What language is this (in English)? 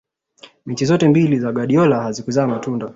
Swahili